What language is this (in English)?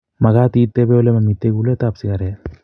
Kalenjin